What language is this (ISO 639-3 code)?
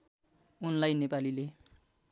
nep